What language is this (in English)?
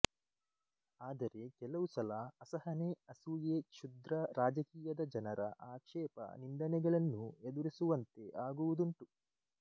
Kannada